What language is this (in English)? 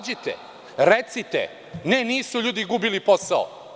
Serbian